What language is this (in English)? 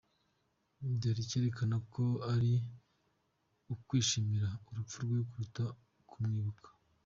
Kinyarwanda